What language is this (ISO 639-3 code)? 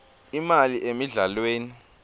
ssw